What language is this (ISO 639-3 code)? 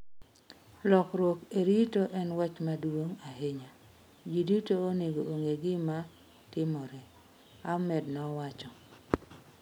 luo